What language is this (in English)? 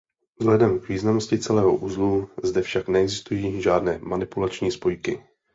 Czech